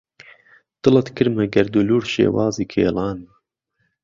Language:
Central Kurdish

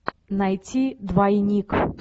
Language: Russian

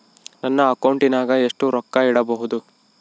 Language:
Kannada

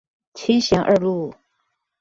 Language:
Chinese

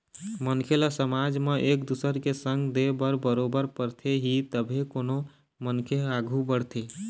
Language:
Chhattisgarhi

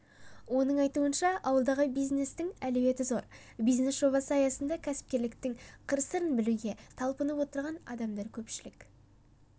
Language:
Kazakh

